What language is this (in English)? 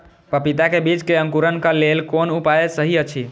Maithili